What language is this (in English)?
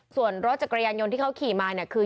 Thai